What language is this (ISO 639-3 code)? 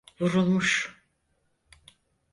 tur